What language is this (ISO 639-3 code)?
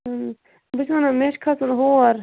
kas